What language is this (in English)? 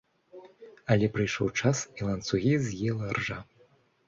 Belarusian